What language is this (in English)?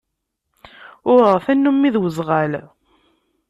Kabyle